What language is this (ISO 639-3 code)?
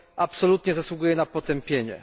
pol